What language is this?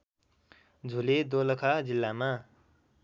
Nepali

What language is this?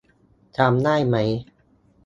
Thai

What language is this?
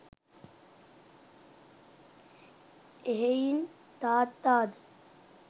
Sinhala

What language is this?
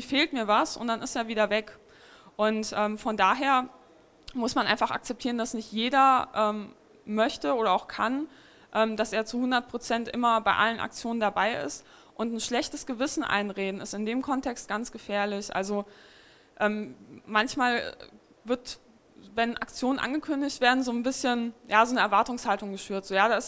German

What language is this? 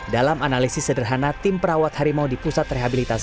Indonesian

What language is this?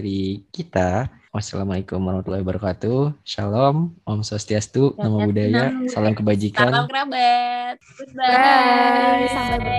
Indonesian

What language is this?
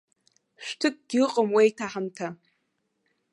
Abkhazian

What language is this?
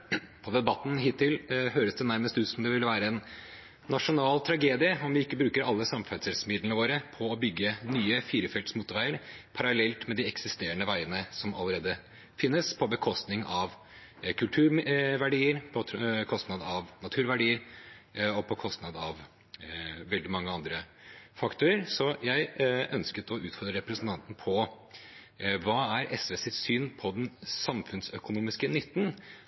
Norwegian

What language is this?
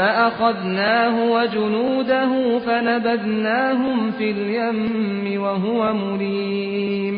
Persian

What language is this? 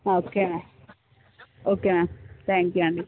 Telugu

